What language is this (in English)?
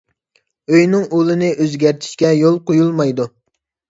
Uyghur